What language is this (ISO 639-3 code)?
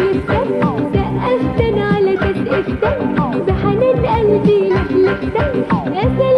tha